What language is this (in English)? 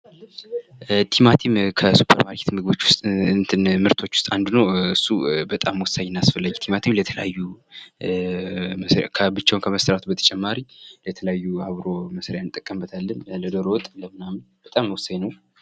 Amharic